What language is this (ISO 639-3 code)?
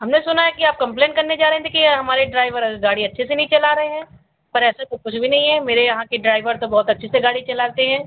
hin